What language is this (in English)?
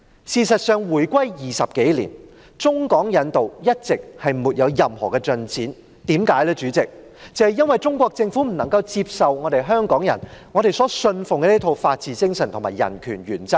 Cantonese